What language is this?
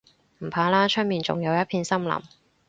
Cantonese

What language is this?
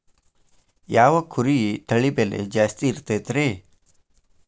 Kannada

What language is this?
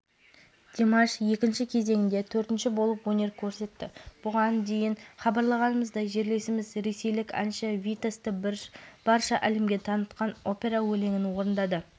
Kazakh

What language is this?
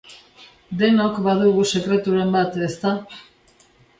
Basque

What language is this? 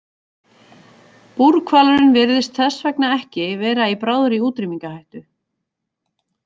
Icelandic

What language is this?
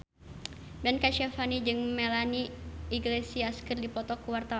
Sundanese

